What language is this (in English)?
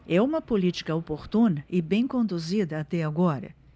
Portuguese